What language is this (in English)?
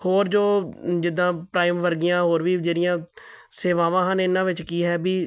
Punjabi